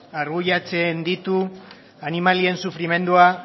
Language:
Basque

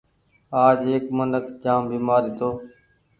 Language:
Goaria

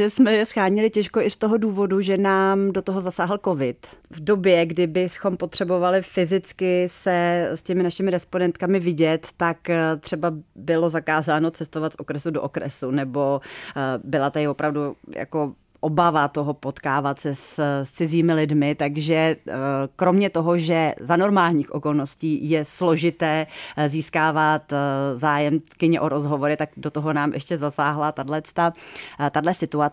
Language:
Czech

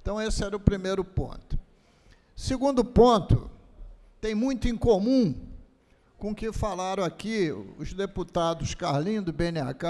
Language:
Portuguese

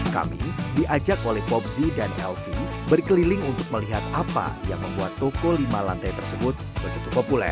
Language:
Indonesian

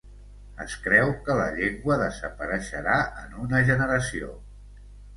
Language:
Catalan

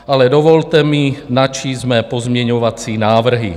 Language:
Czech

